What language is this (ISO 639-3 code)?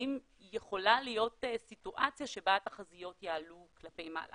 heb